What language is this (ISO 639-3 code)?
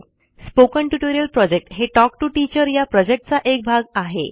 mar